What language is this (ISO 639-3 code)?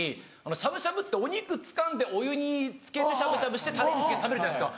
jpn